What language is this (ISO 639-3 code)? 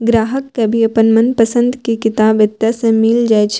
mai